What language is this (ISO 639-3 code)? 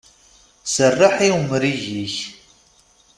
kab